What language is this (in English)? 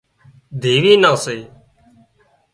Wadiyara Koli